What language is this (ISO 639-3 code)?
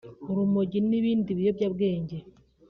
kin